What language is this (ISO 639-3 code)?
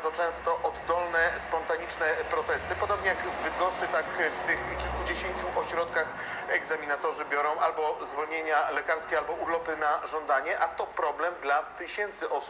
pol